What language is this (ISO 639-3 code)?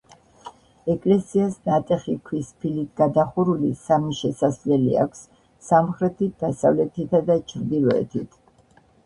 kat